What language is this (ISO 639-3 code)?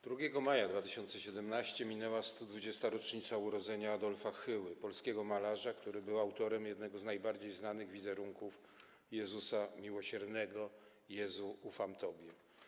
pol